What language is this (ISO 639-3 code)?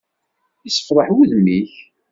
kab